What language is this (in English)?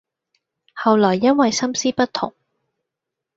Cantonese